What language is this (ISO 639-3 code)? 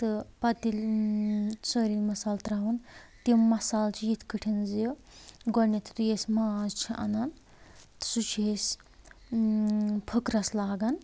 kas